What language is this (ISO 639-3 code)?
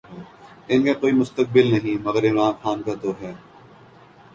urd